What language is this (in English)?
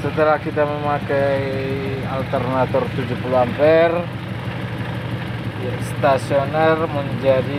Indonesian